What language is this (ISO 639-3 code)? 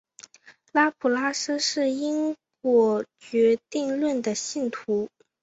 zho